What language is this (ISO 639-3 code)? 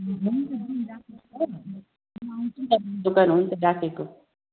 nep